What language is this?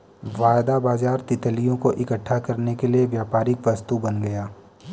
Hindi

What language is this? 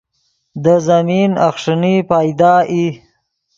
Yidgha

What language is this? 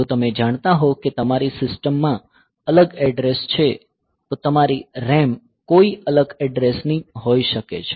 Gujarati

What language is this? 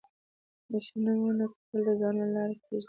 Pashto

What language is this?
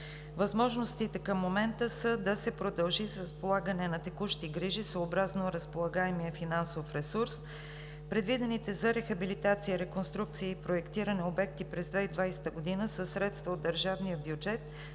Bulgarian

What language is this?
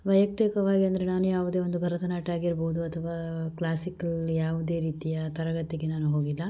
Kannada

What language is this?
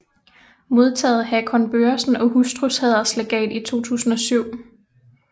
Danish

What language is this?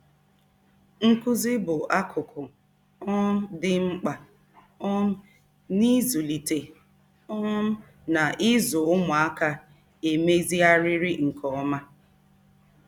Igbo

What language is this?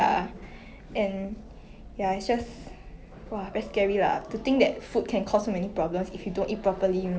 English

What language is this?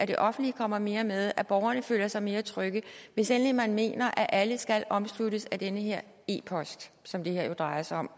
Danish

